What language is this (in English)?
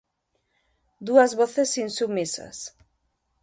Galician